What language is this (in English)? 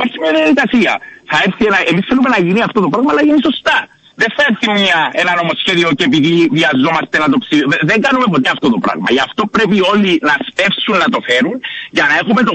Greek